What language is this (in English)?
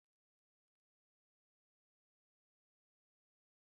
Chinese